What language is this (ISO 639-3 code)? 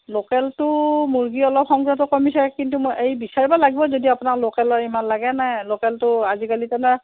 asm